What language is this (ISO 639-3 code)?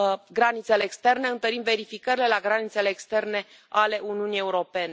ron